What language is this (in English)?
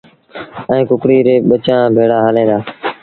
Sindhi Bhil